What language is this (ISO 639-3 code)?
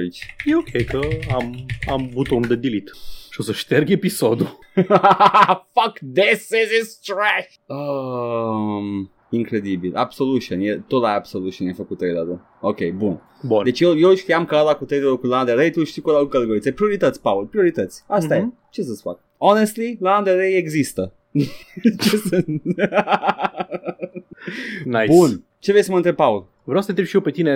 ron